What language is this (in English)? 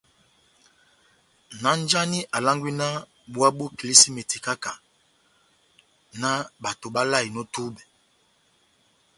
Batanga